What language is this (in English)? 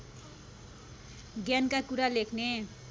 Nepali